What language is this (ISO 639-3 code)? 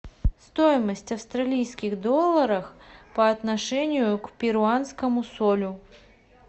rus